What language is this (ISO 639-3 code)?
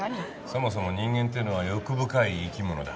jpn